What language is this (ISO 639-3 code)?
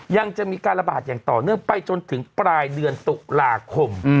tha